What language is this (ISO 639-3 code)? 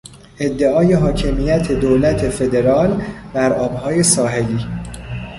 fas